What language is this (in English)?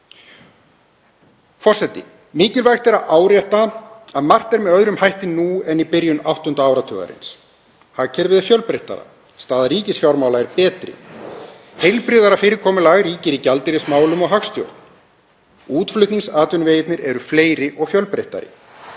Icelandic